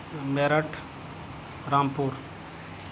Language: Urdu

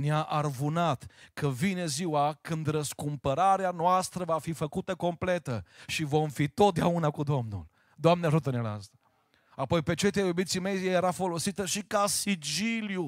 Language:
Romanian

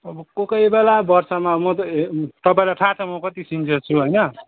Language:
Nepali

